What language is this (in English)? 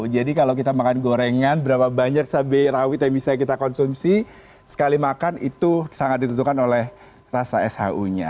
Indonesian